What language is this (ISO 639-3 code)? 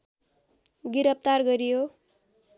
nep